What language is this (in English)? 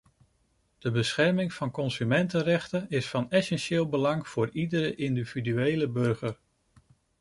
Dutch